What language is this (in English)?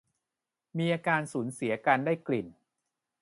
Thai